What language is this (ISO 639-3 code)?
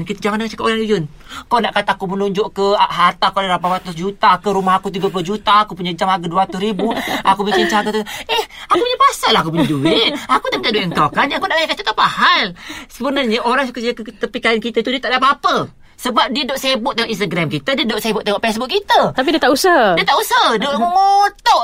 msa